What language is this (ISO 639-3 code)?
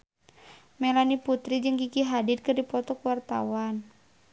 sun